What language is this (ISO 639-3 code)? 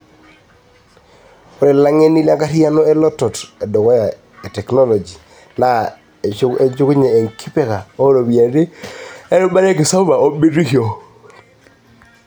mas